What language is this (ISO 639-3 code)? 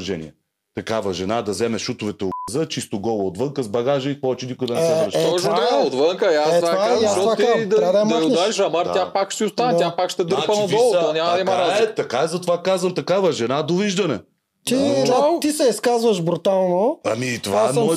bul